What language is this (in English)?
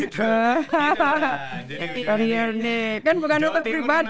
Indonesian